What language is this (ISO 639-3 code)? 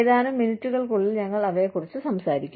mal